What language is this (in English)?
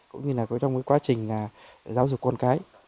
Vietnamese